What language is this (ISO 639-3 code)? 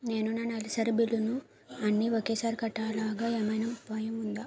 tel